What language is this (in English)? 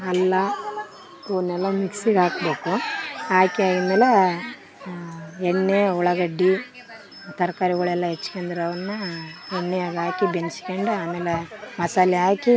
Kannada